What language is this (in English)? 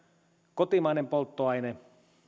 Finnish